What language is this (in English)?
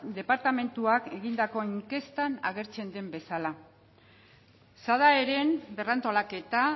Basque